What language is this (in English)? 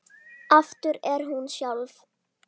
Icelandic